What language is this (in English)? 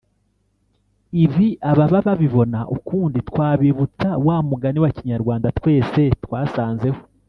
Kinyarwanda